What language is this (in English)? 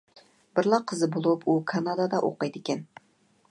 Uyghur